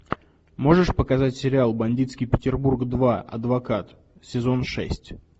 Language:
Russian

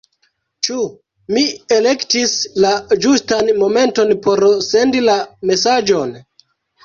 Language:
Esperanto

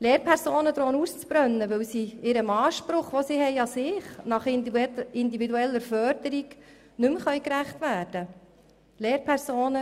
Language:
Swiss German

